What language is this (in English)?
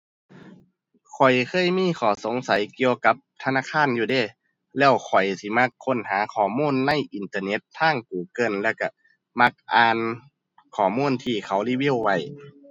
Thai